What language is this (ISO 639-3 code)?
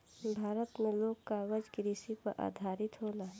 bho